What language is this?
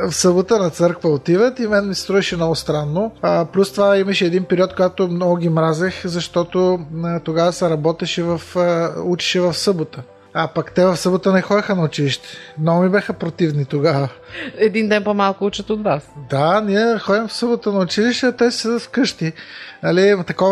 Bulgarian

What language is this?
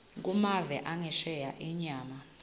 Swati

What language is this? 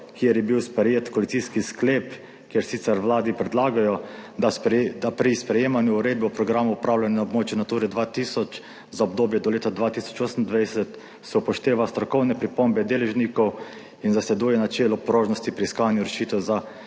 Slovenian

